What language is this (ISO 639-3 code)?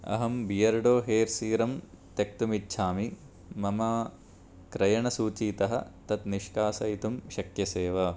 san